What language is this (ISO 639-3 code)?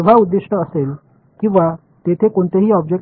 tam